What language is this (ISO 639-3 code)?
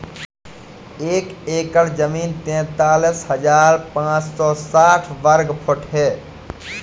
hin